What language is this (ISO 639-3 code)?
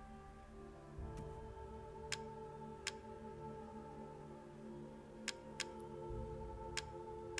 rus